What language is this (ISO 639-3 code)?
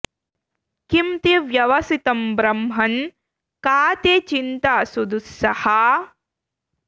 san